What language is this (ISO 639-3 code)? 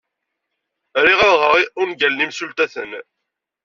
kab